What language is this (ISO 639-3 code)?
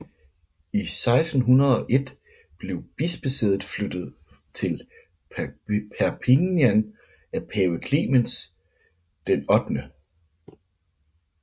dan